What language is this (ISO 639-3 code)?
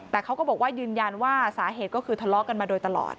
tha